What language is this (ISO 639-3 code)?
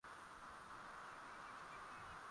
swa